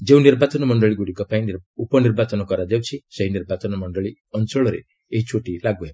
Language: Odia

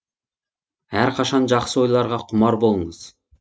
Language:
Kazakh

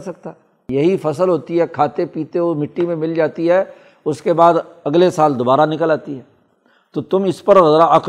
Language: Urdu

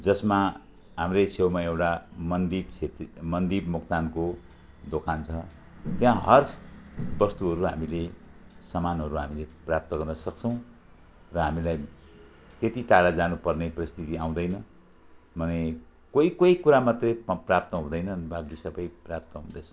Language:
Nepali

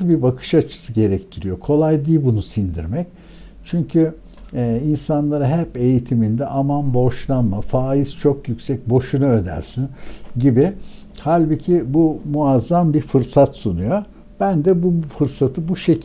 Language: Turkish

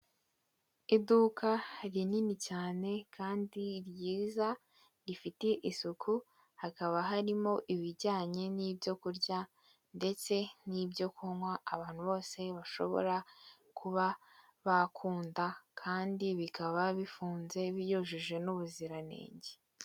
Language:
Kinyarwanda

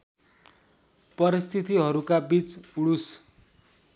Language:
Nepali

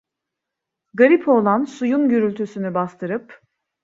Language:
Turkish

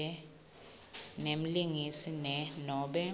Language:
Swati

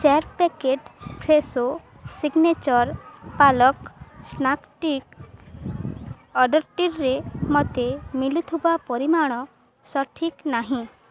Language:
Odia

